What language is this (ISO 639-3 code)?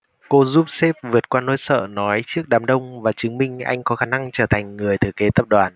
vie